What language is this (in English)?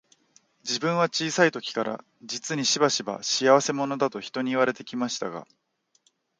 Japanese